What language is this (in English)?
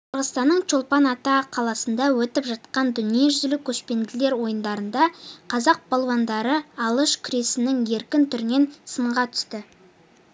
Kazakh